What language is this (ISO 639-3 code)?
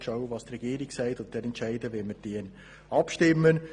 gsw